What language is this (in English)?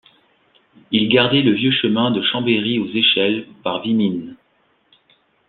French